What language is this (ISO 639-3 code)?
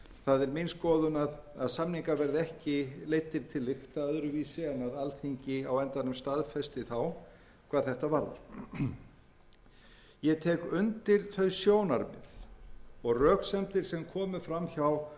isl